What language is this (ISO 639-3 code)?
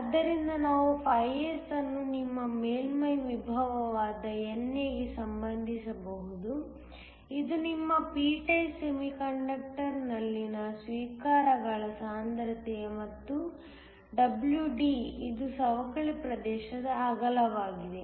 kan